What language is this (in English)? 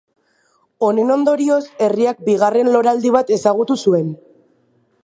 Basque